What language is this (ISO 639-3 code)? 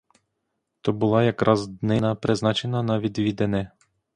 ukr